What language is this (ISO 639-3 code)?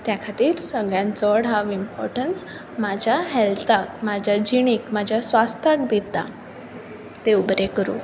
kok